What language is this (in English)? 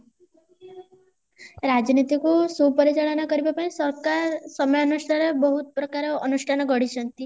Odia